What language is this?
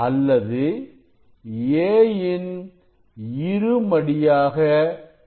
Tamil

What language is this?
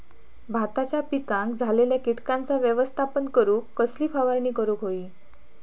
Marathi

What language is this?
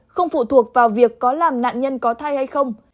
Vietnamese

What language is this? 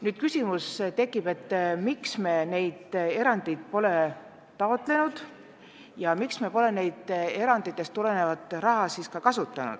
Estonian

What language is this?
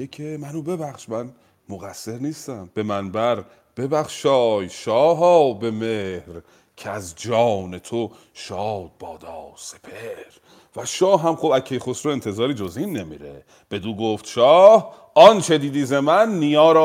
Persian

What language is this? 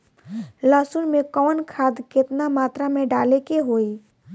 Bhojpuri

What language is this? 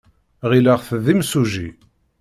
Kabyle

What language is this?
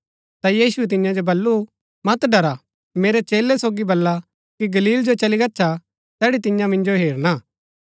Gaddi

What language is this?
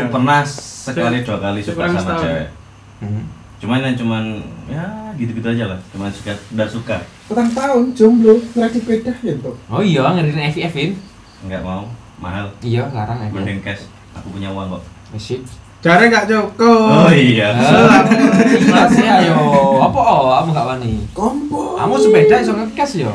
Indonesian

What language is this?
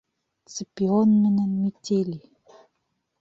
Bashkir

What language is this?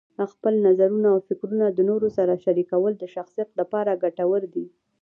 Pashto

